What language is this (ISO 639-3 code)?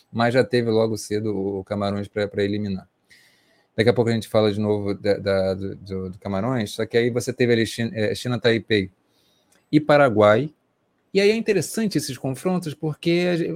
por